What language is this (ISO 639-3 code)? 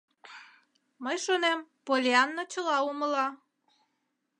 chm